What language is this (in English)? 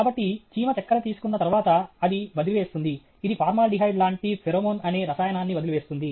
Telugu